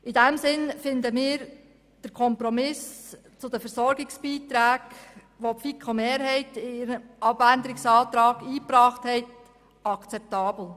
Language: Swiss German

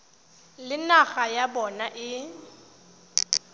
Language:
Tswana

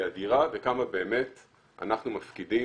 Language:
Hebrew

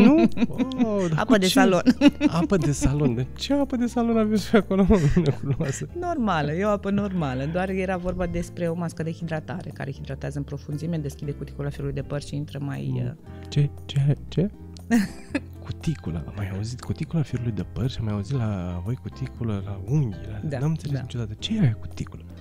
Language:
Romanian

